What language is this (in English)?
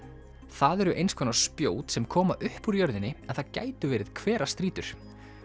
Icelandic